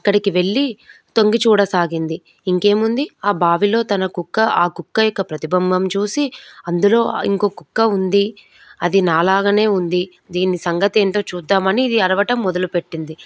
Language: Telugu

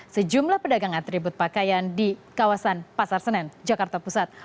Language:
Indonesian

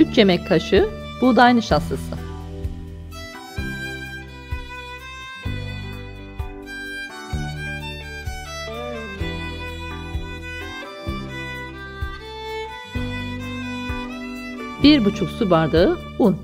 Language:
Turkish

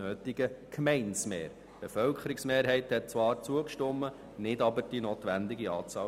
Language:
Swiss German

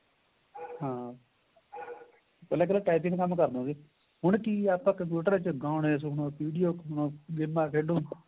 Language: Punjabi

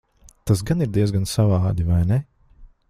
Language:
Latvian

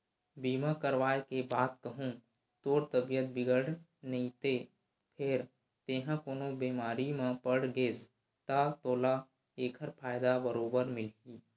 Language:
Chhattisgarhi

